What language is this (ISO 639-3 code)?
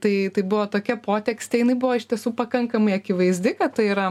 lit